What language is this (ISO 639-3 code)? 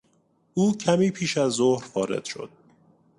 fas